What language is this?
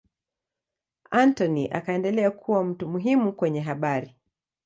Swahili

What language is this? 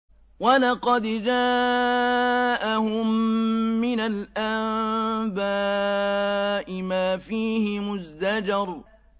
Arabic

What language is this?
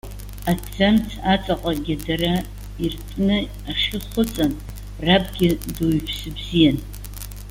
Abkhazian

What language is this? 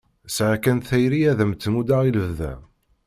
Kabyle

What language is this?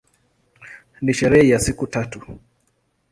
Swahili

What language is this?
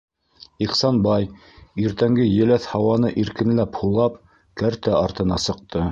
Bashkir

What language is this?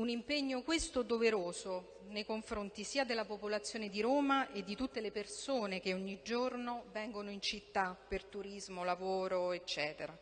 Italian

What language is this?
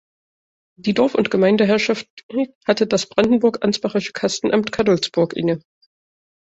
German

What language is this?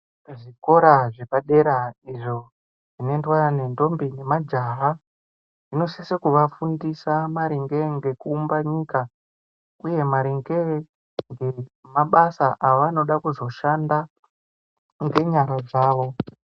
Ndau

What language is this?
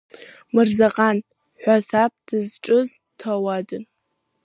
Abkhazian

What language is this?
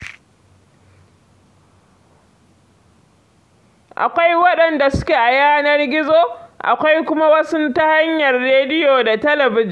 Hausa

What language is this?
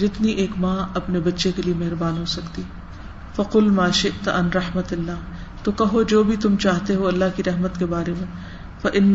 Urdu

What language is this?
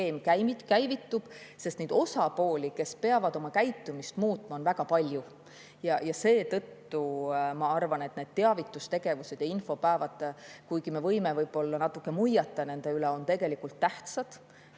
Estonian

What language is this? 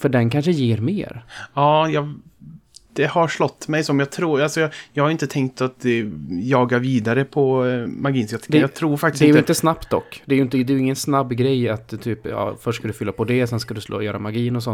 Swedish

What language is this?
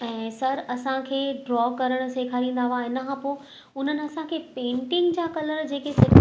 Sindhi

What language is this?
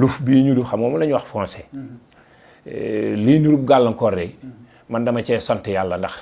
Indonesian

